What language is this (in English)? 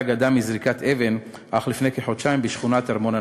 Hebrew